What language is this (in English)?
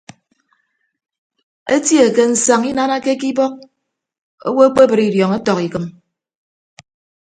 Ibibio